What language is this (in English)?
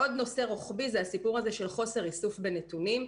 Hebrew